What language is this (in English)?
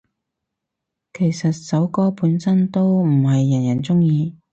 Cantonese